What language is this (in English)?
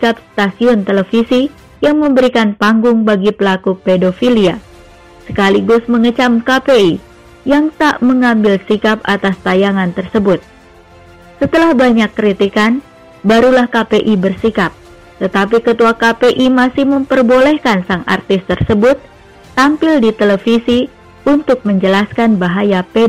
Indonesian